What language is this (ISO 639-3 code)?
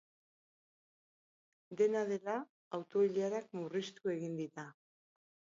eus